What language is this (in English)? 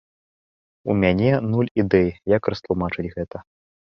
Belarusian